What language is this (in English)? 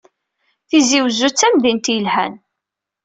Kabyle